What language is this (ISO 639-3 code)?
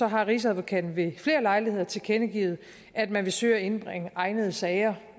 dan